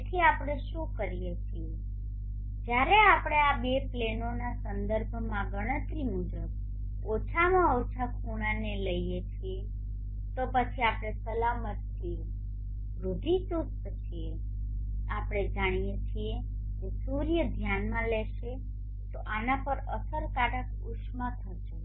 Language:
Gujarati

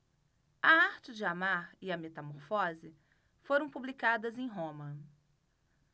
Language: Portuguese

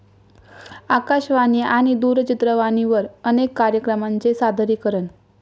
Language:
Marathi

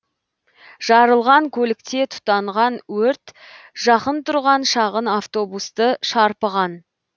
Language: Kazakh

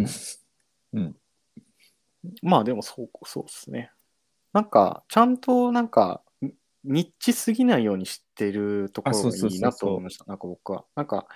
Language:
Japanese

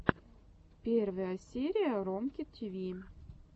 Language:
Russian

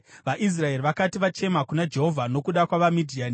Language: Shona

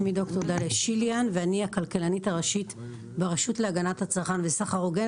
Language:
Hebrew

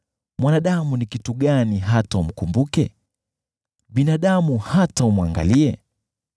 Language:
Swahili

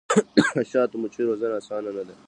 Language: Pashto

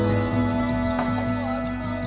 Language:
Indonesian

